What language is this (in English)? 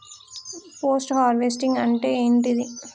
Telugu